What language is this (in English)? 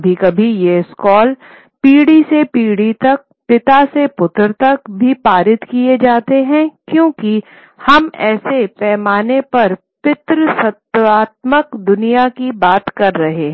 Hindi